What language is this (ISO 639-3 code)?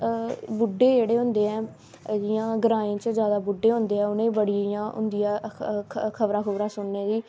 doi